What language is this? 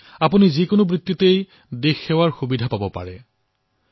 Assamese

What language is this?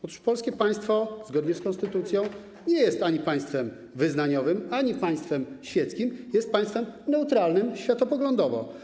Polish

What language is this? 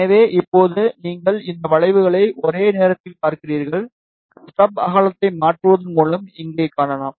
Tamil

